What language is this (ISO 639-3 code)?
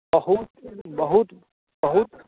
mai